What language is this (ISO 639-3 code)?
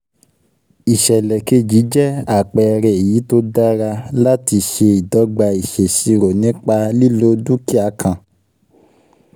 yor